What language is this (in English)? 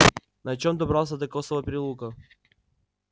Russian